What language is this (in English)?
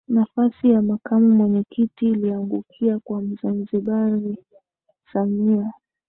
Swahili